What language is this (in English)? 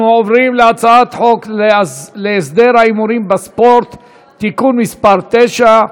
Hebrew